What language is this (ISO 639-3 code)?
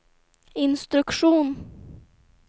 swe